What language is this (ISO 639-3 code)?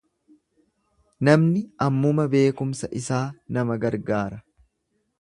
orm